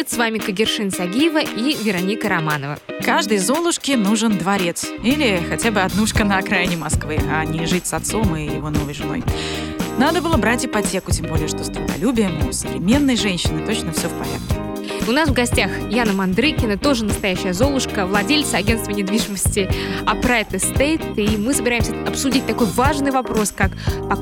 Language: Russian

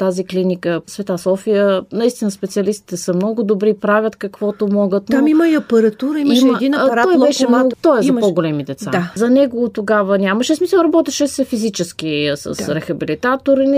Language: Bulgarian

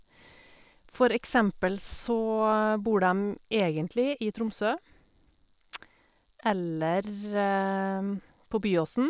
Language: Norwegian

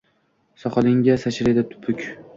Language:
Uzbek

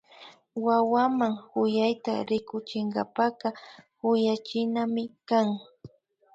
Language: Imbabura Highland Quichua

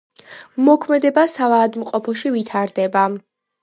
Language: Georgian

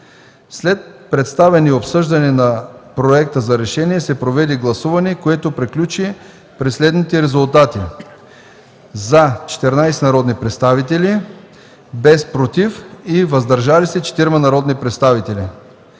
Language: Bulgarian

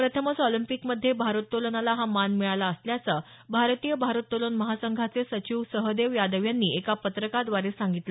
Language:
Marathi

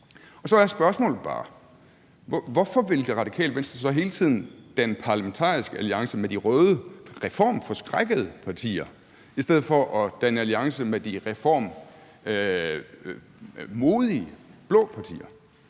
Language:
Danish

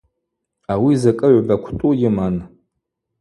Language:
Abaza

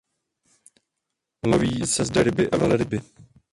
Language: Czech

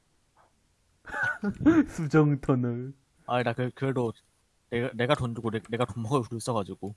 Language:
Korean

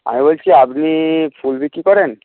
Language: Bangla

